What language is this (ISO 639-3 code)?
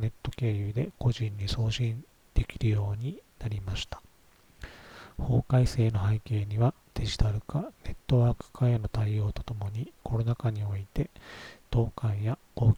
jpn